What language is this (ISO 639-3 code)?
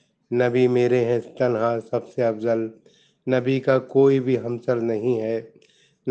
urd